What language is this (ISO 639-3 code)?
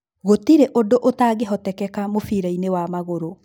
kik